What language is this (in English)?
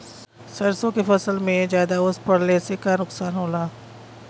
Bhojpuri